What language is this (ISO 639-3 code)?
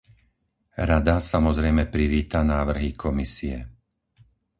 slk